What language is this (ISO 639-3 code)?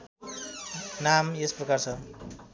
nep